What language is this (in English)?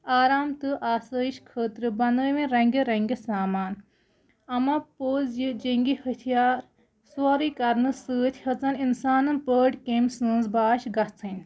Kashmiri